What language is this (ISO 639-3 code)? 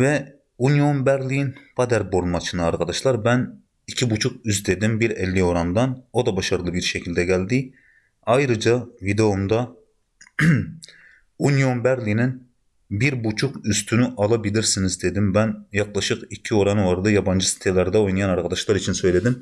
tur